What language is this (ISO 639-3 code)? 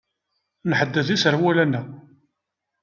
kab